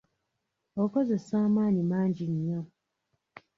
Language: Ganda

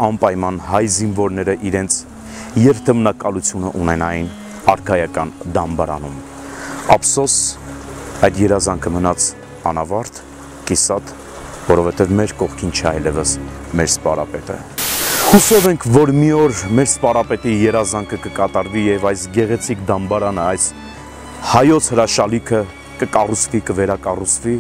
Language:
Turkish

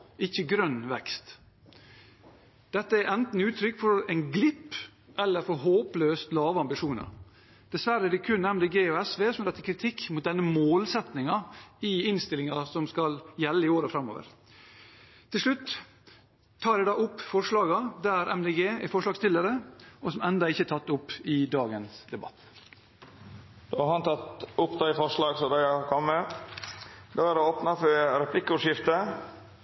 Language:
Norwegian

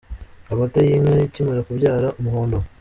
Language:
Kinyarwanda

